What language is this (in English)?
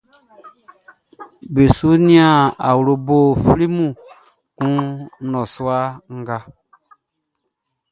Baoulé